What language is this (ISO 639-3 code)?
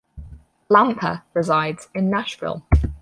eng